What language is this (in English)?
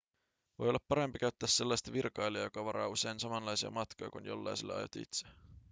Finnish